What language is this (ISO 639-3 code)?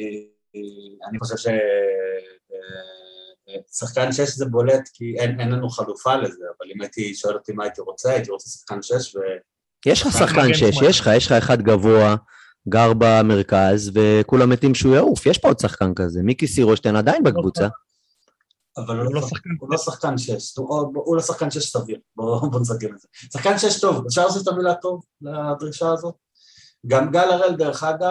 heb